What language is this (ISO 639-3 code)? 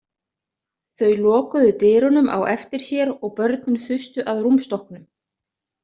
isl